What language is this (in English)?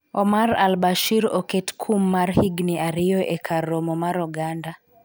Luo (Kenya and Tanzania)